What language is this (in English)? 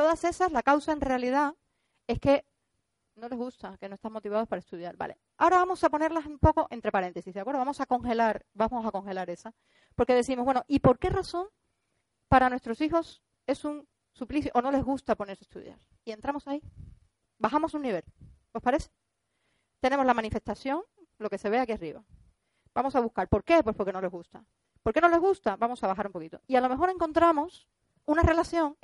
Spanish